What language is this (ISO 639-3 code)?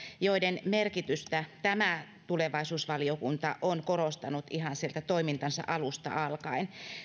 fin